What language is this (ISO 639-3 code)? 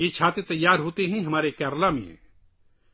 urd